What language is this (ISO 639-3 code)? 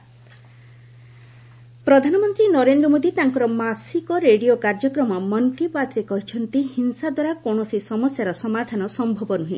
ori